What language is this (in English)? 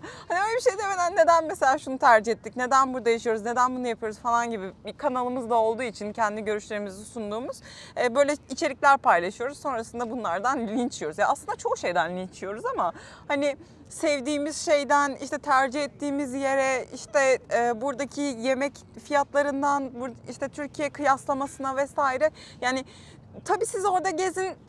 Turkish